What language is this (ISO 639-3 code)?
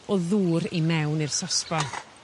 cym